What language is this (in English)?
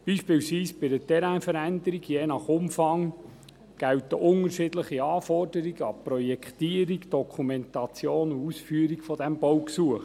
Swiss German